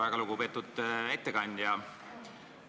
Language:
Estonian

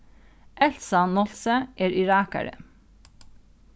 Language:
Faroese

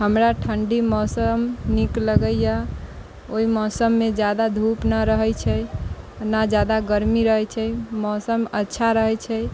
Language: Maithili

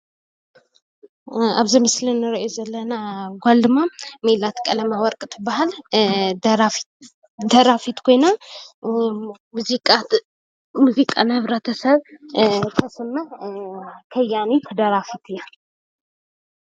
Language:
Tigrinya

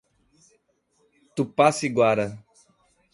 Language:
Portuguese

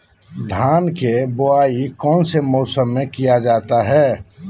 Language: Magahi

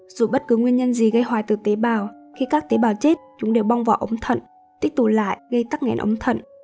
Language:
Vietnamese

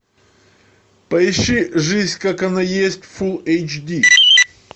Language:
Russian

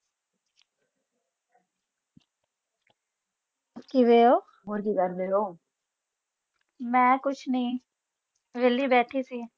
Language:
Punjabi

